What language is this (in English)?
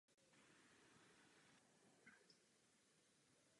Czech